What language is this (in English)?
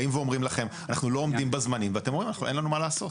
Hebrew